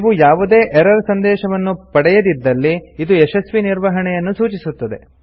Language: Kannada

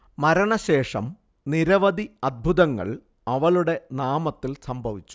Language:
Malayalam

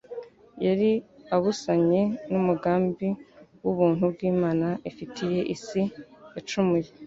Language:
Kinyarwanda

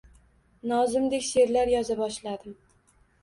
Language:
Uzbek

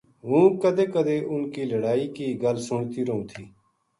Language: Gujari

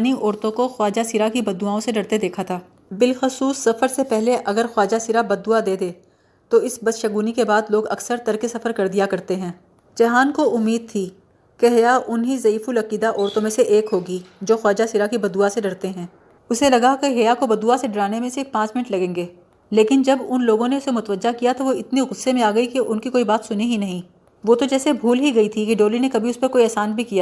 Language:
Urdu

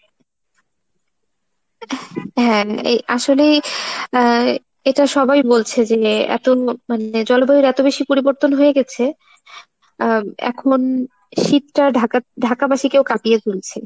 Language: Bangla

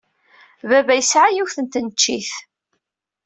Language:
Kabyle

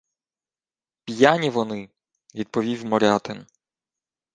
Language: Ukrainian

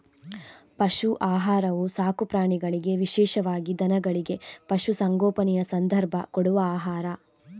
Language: Kannada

